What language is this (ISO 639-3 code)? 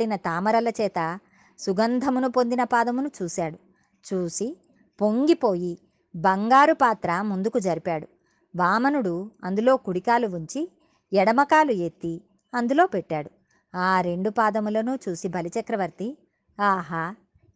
tel